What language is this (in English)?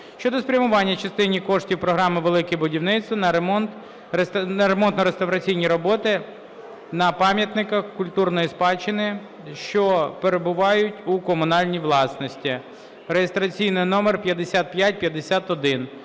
Ukrainian